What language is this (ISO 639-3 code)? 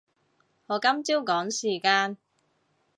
yue